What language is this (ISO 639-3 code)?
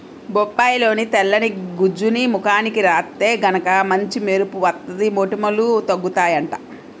tel